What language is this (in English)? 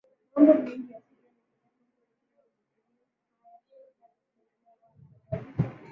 Swahili